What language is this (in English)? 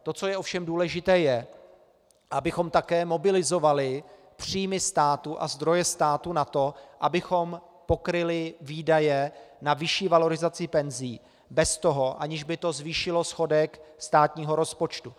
Czech